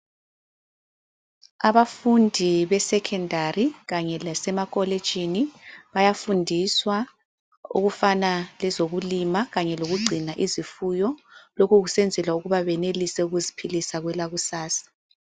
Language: North Ndebele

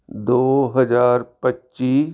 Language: Punjabi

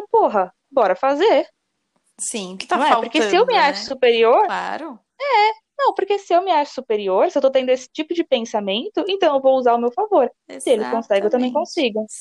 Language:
Portuguese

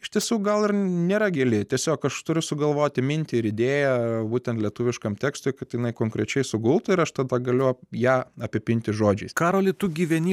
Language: Lithuanian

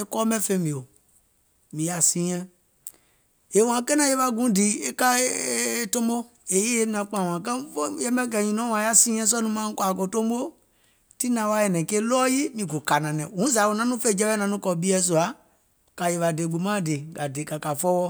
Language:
Gola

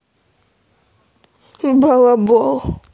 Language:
Russian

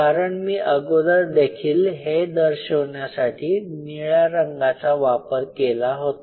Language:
Marathi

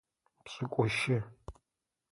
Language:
Adyghe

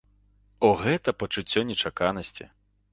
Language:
Belarusian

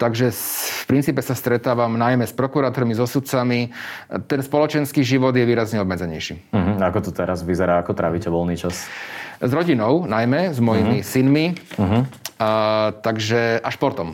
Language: Slovak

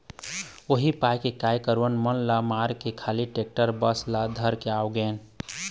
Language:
Chhattisgarhi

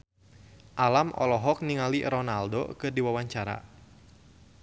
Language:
Sundanese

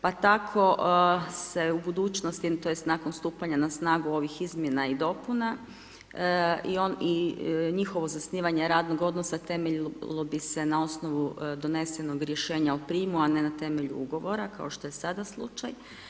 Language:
Croatian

